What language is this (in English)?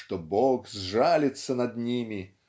Russian